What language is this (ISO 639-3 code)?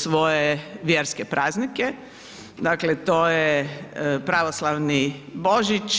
hrv